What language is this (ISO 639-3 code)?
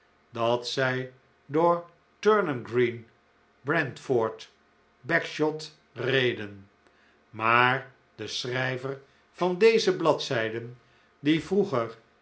nld